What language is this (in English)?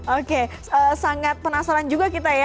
Indonesian